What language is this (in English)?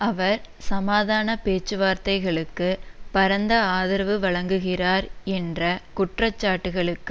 Tamil